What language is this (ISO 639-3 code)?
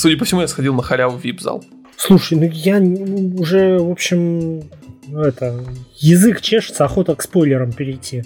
rus